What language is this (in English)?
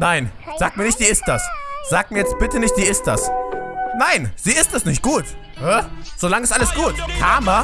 German